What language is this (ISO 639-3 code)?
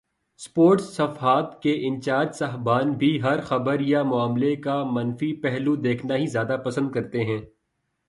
urd